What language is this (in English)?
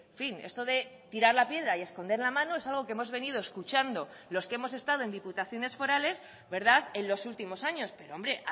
Spanish